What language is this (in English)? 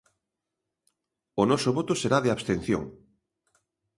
Galician